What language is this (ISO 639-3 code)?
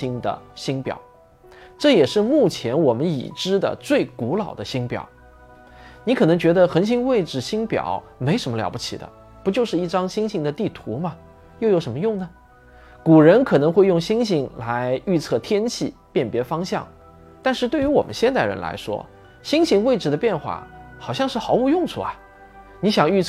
zho